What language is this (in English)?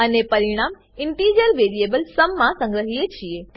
Gujarati